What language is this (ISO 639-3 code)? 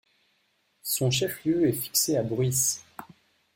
fra